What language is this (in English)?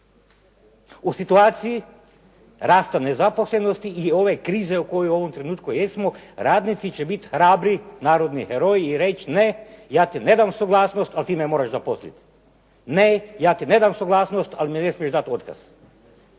Croatian